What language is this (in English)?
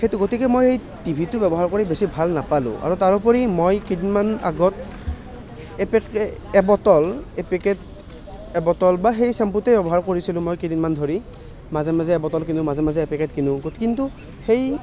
Assamese